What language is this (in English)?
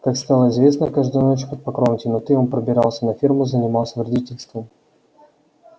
Russian